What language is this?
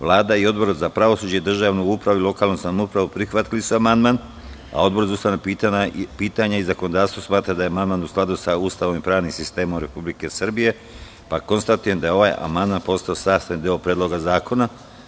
Serbian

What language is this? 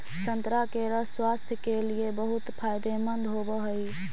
Magahi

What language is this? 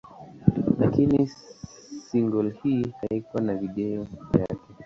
Swahili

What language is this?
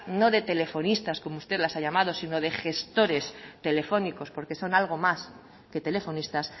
Spanish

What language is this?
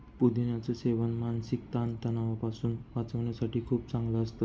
Marathi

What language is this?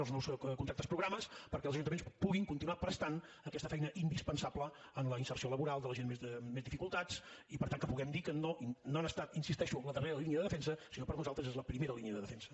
Catalan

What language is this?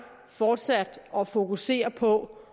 Danish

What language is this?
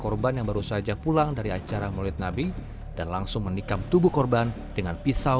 Indonesian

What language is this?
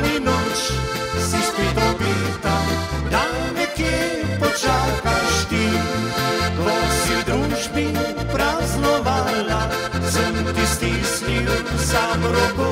Romanian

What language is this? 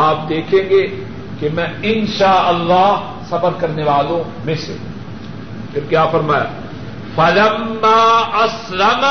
Urdu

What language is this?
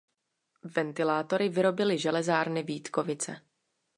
Czech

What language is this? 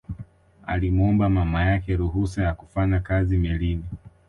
Swahili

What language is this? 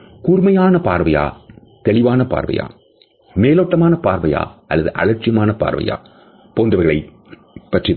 Tamil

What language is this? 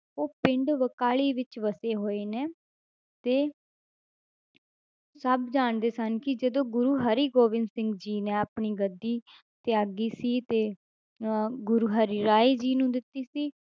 Punjabi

